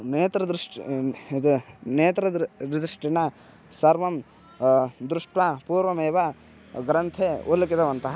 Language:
Sanskrit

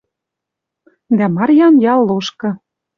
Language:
Western Mari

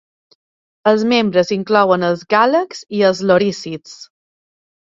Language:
Catalan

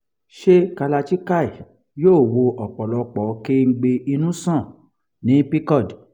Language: Yoruba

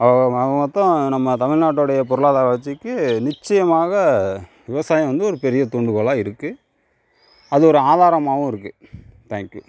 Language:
Tamil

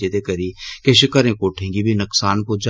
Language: Dogri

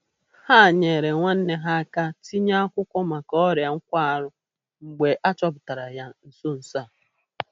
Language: Igbo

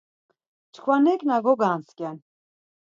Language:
Laz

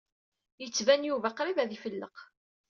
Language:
Kabyle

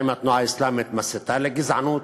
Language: Hebrew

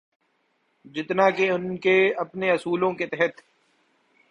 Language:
Urdu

